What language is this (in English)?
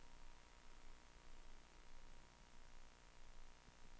Swedish